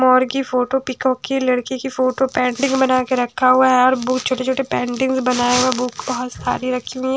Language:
Hindi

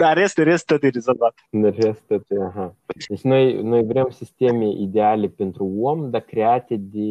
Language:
Romanian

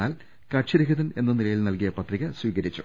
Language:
Malayalam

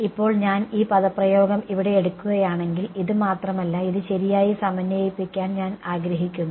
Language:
Malayalam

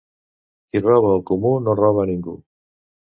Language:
Catalan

